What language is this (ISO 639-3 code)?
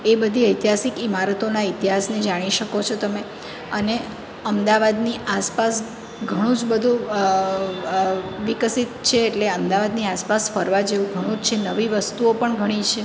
guj